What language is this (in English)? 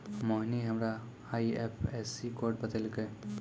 Maithili